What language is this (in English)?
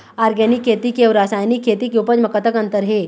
Chhattisgarhi